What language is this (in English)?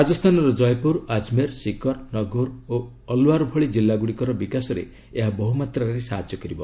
Odia